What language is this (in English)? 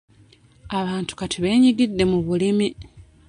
Ganda